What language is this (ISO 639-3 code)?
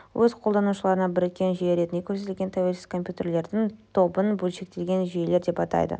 kaz